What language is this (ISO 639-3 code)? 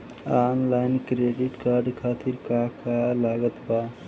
bho